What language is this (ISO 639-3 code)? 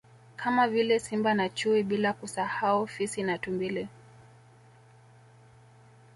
swa